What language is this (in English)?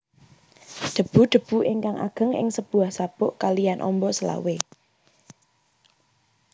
Javanese